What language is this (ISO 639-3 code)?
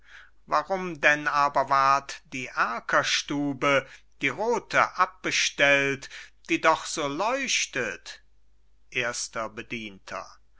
deu